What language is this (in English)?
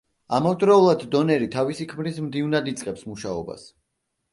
Georgian